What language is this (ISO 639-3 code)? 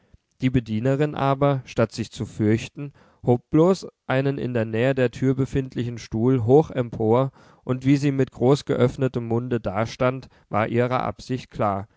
deu